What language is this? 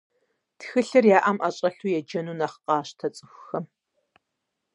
Kabardian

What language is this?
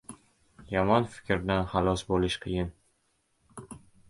Uzbek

